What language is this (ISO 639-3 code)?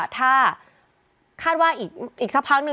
tha